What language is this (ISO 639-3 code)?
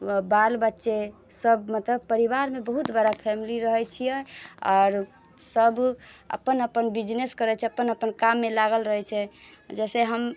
mai